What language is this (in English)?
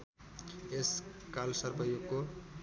Nepali